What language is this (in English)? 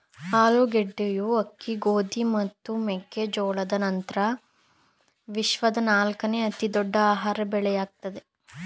Kannada